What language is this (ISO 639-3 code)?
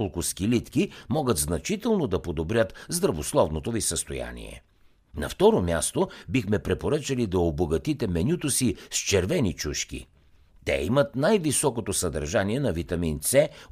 bul